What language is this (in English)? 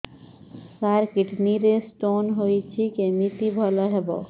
Odia